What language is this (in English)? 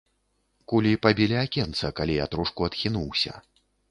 Belarusian